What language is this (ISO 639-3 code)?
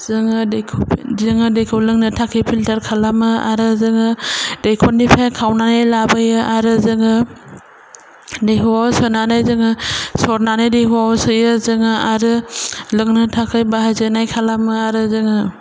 brx